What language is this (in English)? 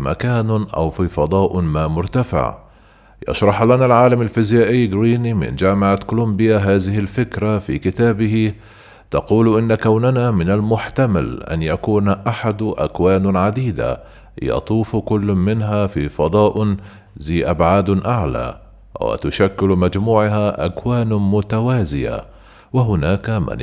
Arabic